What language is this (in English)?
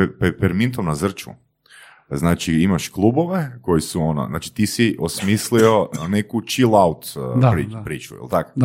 Croatian